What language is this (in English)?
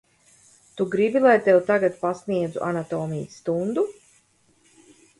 Latvian